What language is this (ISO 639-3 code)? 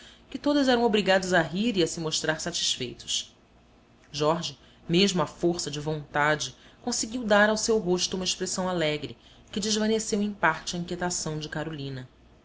por